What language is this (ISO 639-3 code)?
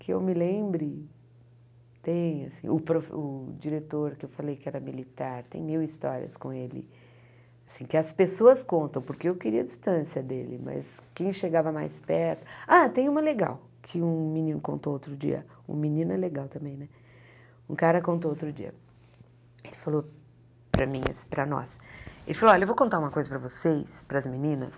por